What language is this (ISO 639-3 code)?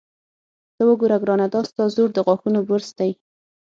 pus